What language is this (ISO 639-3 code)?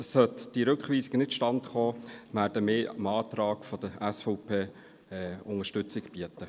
gsw